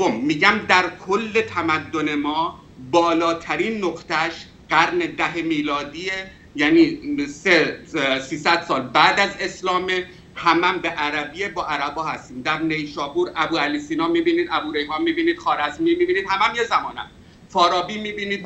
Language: Persian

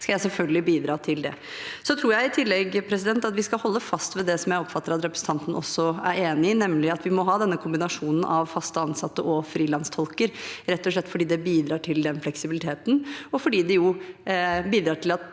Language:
Norwegian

